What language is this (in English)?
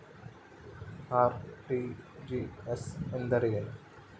Kannada